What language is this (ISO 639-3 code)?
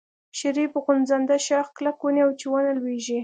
pus